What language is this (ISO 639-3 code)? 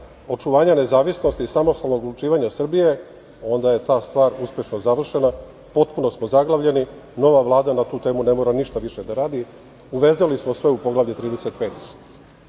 srp